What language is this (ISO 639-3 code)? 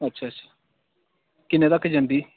doi